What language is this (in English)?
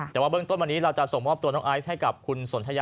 Thai